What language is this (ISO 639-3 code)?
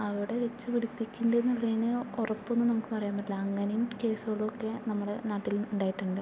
mal